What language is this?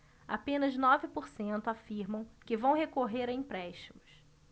Portuguese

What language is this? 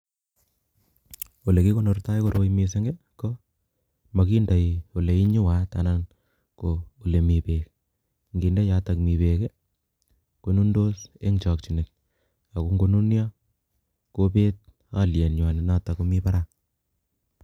Kalenjin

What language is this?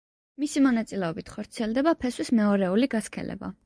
Georgian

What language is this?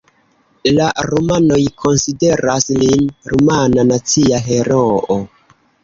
Esperanto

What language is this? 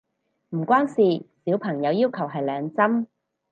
Cantonese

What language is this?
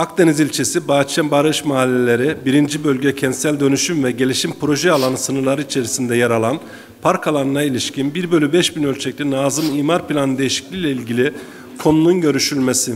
Turkish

